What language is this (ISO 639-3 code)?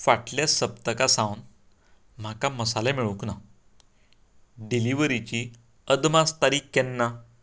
kok